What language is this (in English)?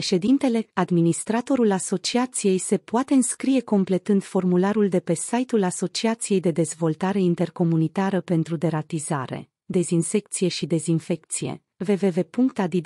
Romanian